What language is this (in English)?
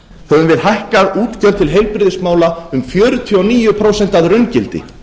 Icelandic